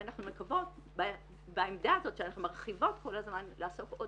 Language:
Hebrew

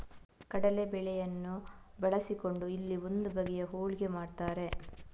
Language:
Kannada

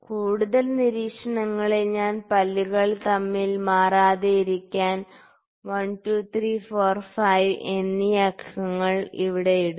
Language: Malayalam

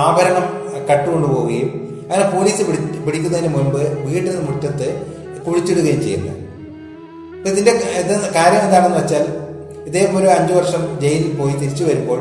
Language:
Malayalam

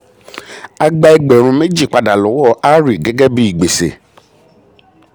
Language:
Yoruba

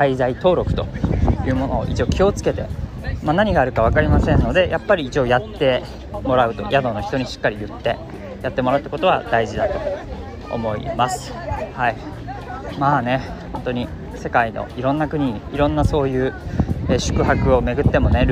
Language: Japanese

